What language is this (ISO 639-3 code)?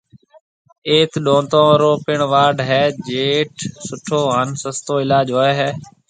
mve